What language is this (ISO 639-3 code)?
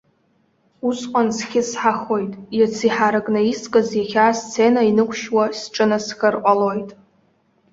abk